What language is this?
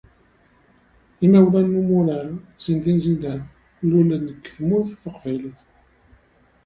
Kabyle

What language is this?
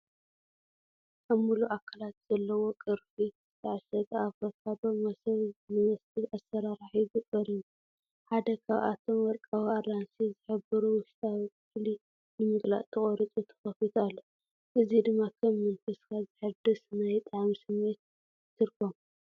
Tigrinya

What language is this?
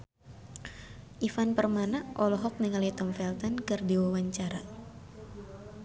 Sundanese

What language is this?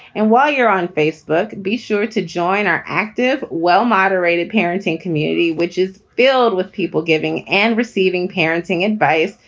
English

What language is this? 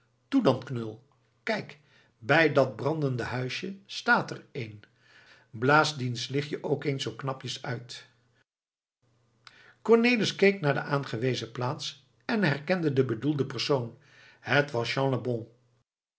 Dutch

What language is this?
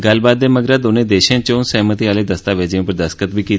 Dogri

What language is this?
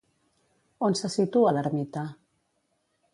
Catalan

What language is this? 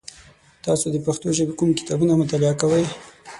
Pashto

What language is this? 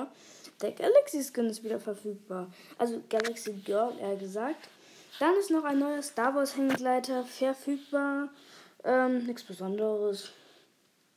German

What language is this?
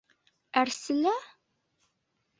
Bashkir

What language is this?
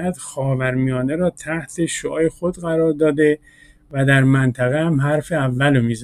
Persian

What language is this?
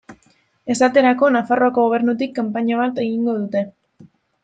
Basque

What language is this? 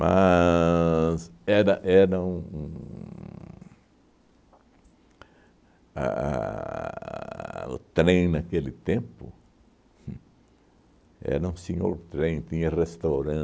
Portuguese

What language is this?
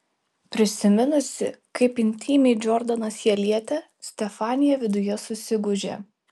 Lithuanian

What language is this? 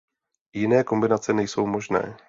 Czech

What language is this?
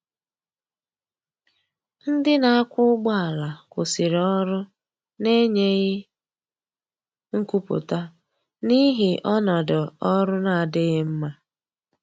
Igbo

